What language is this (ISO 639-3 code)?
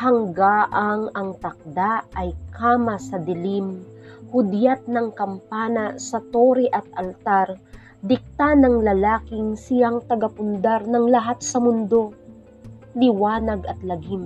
fil